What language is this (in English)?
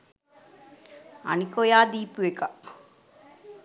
Sinhala